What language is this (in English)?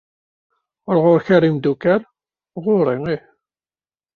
Kabyle